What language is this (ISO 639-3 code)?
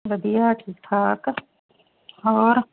pan